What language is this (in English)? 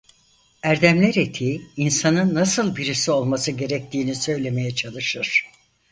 Turkish